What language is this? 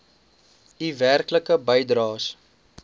Afrikaans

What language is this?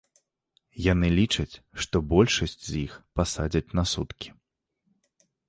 Belarusian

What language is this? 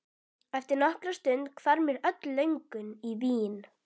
Icelandic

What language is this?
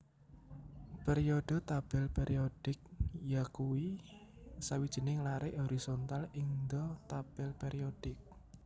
Javanese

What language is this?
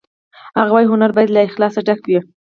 Pashto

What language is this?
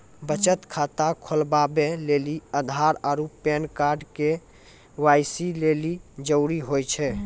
Maithili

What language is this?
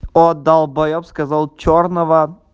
Russian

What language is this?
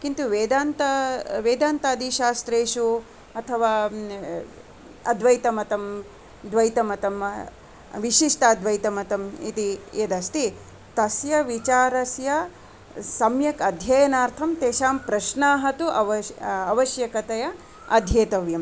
Sanskrit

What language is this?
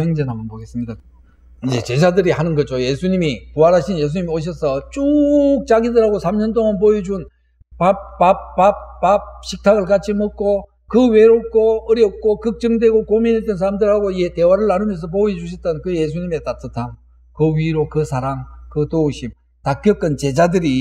Korean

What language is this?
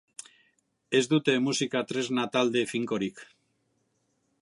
Basque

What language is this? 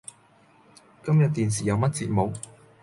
Cantonese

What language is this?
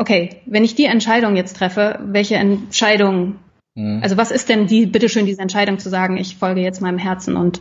German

